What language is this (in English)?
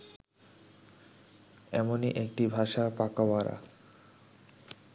Bangla